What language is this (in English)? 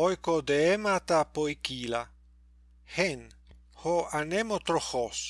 Greek